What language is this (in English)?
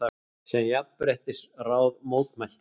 Icelandic